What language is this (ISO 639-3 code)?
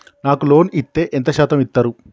tel